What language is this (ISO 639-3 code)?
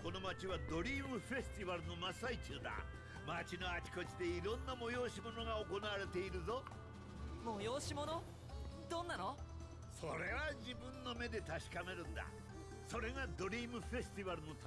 tha